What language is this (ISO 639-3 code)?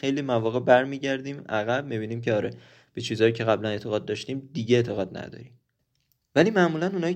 fas